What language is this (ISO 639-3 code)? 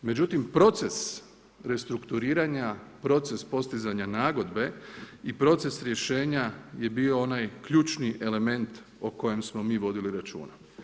hrv